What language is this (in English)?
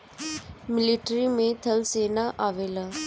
Bhojpuri